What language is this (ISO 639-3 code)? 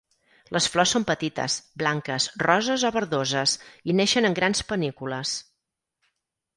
cat